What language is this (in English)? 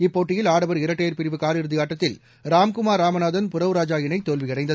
Tamil